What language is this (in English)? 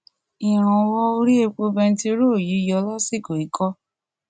Yoruba